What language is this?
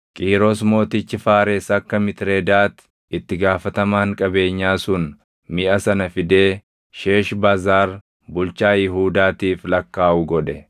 Oromo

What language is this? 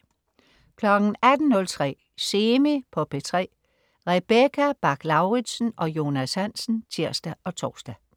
Danish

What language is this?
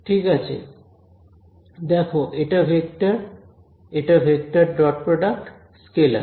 Bangla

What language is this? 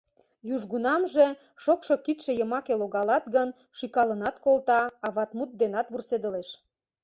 Mari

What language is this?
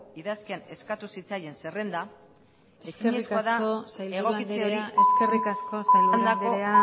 Basque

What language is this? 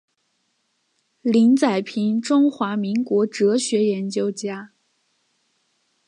Chinese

